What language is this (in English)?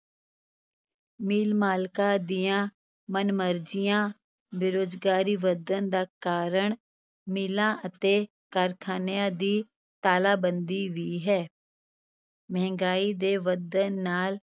Punjabi